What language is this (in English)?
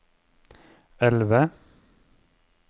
Norwegian